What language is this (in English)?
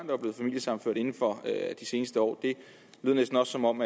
Danish